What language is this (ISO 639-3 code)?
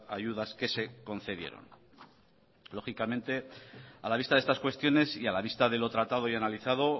spa